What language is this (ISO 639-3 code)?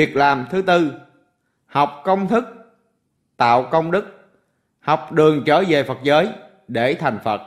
vie